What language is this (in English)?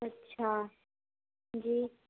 Urdu